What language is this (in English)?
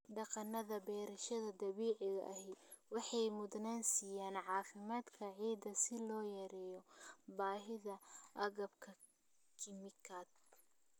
Somali